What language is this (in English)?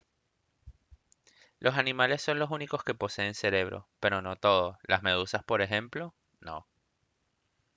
Spanish